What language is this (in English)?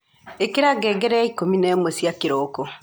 Kikuyu